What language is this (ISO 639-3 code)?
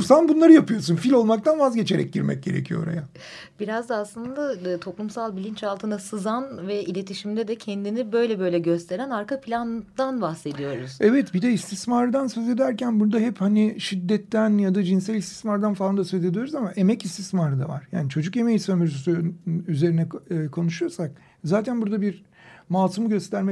tur